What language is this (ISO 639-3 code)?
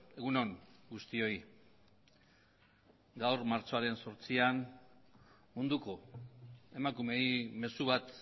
eus